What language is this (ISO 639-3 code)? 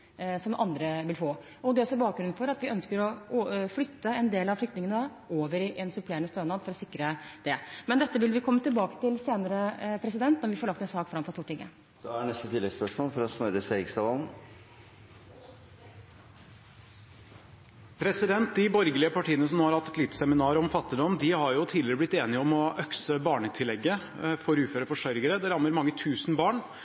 nor